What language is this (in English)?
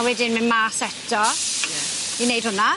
Welsh